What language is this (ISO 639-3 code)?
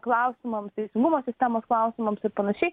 lit